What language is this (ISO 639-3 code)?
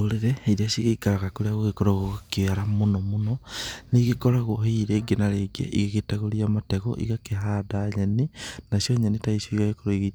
kik